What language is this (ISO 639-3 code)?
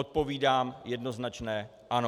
ces